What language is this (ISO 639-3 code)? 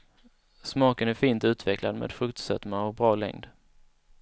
swe